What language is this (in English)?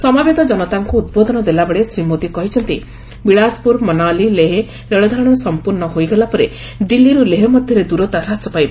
Odia